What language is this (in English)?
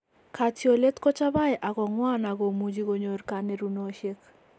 Kalenjin